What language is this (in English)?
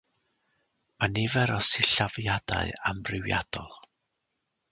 Welsh